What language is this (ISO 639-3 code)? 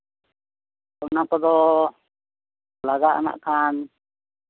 sat